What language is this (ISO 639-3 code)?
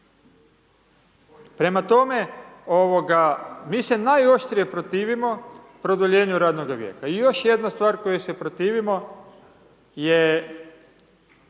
hrv